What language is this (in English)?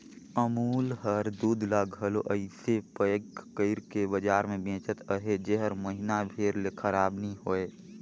Chhattisgarhi